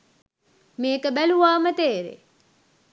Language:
Sinhala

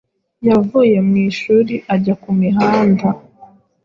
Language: Kinyarwanda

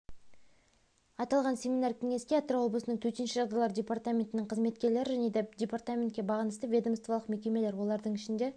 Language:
Kazakh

